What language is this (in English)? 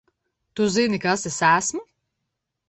Latvian